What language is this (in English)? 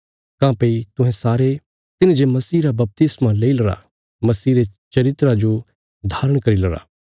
Bilaspuri